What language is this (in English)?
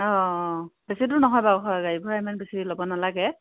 Assamese